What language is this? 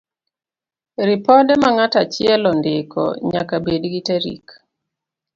Luo (Kenya and Tanzania)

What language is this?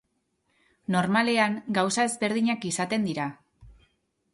Basque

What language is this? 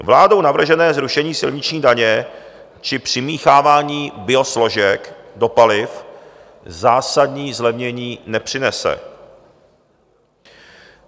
Czech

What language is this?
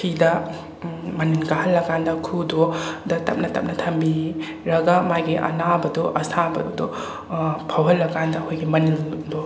Manipuri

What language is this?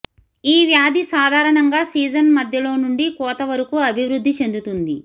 Telugu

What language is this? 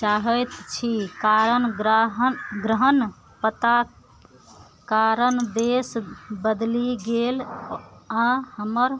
Maithili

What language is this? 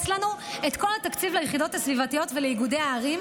Hebrew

